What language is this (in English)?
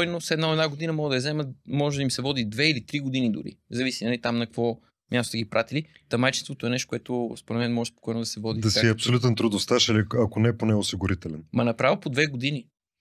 Bulgarian